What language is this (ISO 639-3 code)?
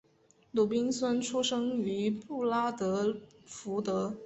zho